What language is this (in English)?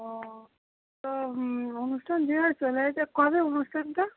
Bangla